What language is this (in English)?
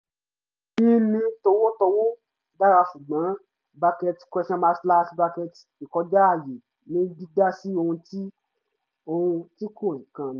Yoruba